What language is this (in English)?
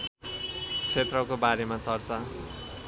Nepali